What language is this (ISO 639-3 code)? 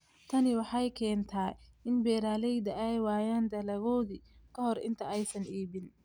som